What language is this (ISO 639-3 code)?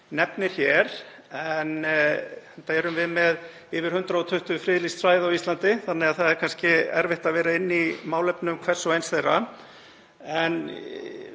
isl